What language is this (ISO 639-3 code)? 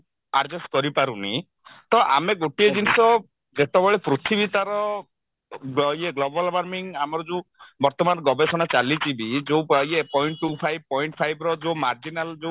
ori